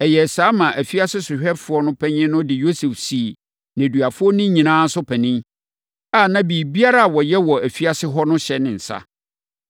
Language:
Akan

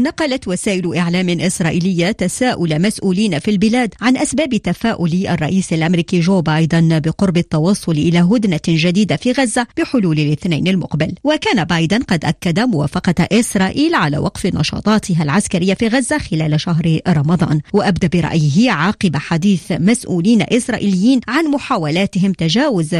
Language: Arabic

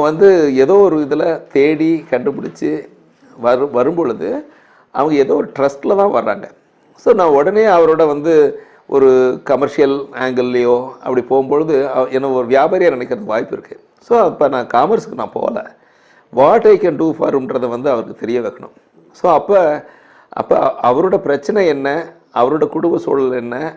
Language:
Tamil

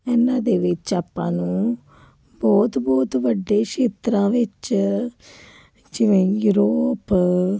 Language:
Punjabi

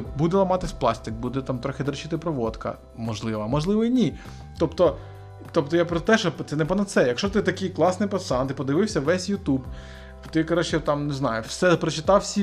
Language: Ukrainian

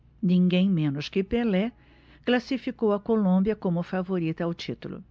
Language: Portuguese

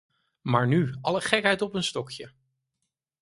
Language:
Dutch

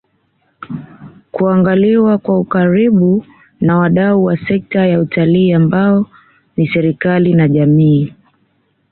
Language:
Swahili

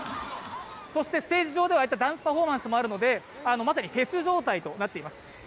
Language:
Japanese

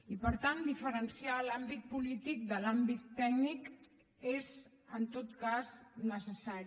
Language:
Catalan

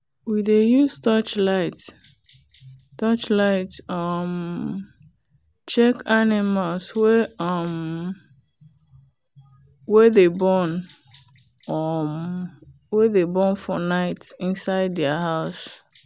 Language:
Nigerian Pidgin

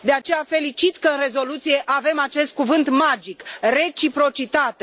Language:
Romanian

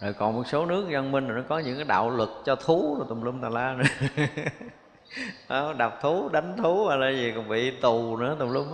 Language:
Vietnamese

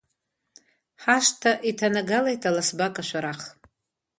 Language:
Abkhazian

